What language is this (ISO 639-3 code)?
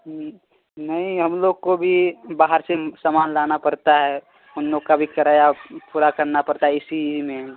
urd